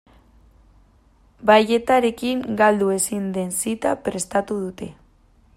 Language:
Basque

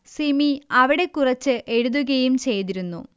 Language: Malayalam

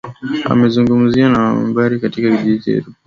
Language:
Swahili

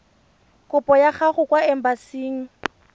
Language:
Tswana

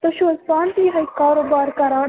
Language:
Kashmiri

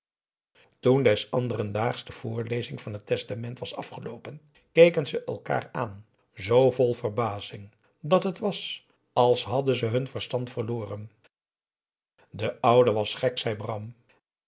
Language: Dutch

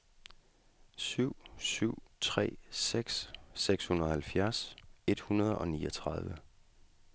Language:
Danish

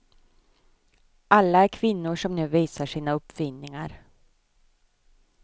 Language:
Swedish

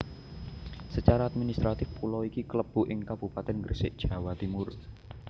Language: Javanese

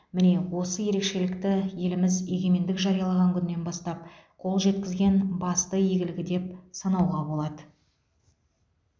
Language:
Kazakh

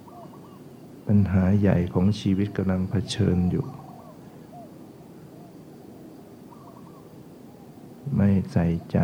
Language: Thai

